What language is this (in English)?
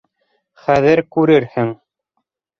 Bashkir